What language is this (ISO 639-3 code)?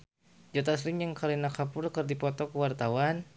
sun